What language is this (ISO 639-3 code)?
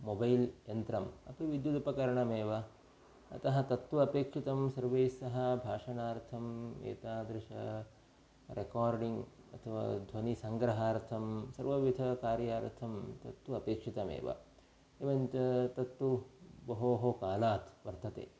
san